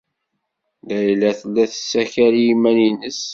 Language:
Kabyle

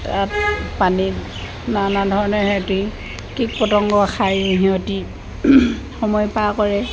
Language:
Assamese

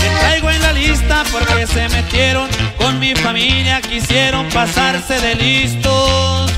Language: Indonesian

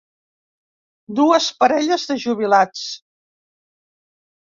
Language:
Catalan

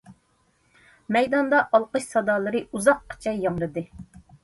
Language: Uyghur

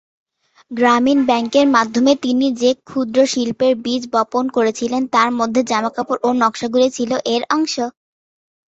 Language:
Bangla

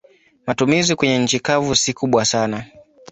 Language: Swahili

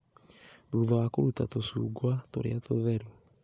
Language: Kikuyu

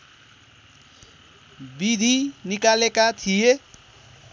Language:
Nepali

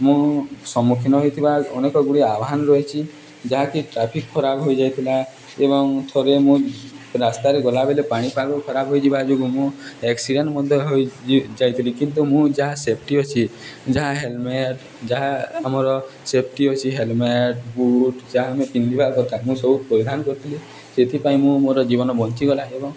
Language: Odia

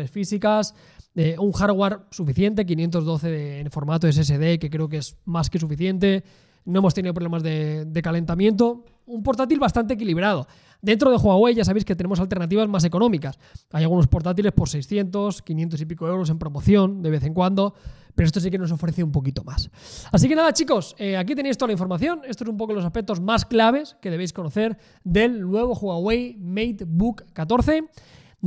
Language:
Spanish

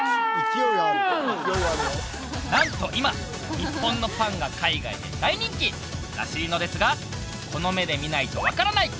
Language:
Japanese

